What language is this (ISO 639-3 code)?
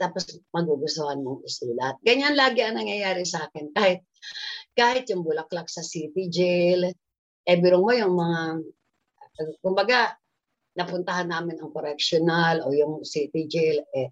fil